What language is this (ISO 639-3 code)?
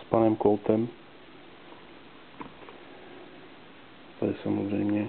ces